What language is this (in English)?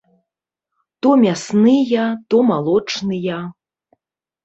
Belarusian